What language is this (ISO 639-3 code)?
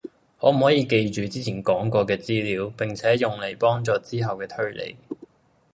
yue